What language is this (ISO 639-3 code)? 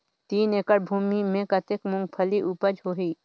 hne